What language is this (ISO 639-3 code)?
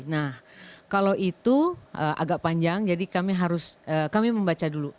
ind